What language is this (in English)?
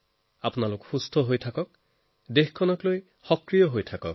Assamese